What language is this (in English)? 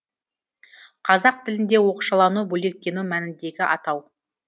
Kazakh